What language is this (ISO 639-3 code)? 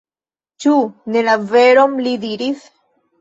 epo